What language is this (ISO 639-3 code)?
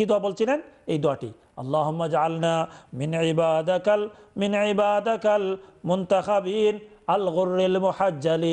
ara